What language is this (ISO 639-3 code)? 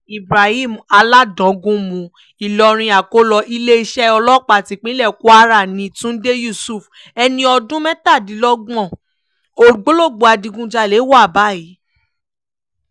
yor